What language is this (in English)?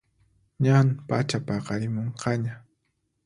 Puno Quechua